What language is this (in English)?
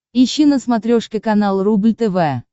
Russian